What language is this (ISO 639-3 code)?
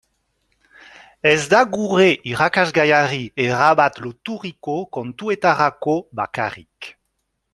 eus